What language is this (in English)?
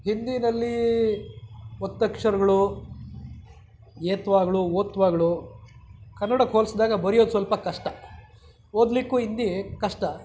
Kannada